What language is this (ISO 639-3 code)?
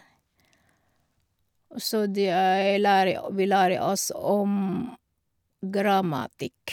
nor